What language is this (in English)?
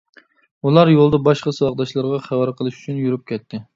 Uyghur